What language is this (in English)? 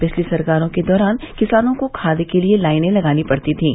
Hindi